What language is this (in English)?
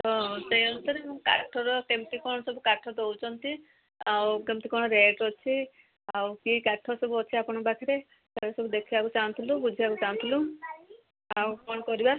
Odia